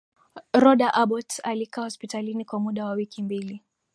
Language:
Swahili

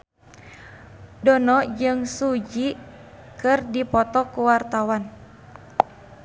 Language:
Sundanese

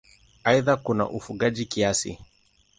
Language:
Swahili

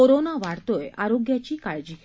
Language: Marathi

